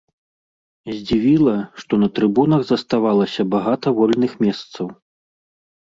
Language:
Belarusian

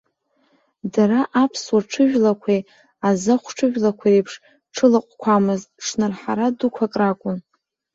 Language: Abkhazian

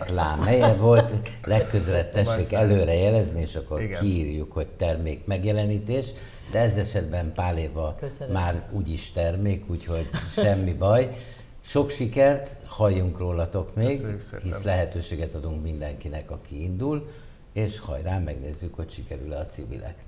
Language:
Hungarian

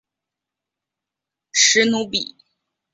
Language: Chinese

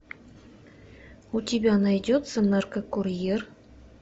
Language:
Russian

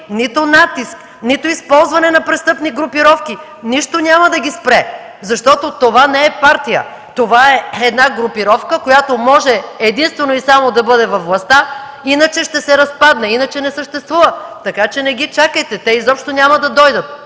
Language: Bulgarian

